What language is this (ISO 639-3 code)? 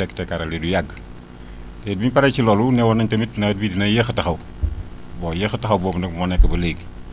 wol